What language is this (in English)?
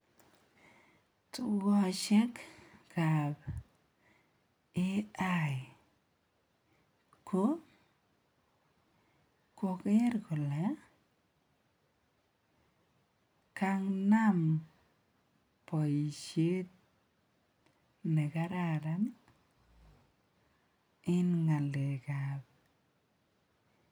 Kalenjin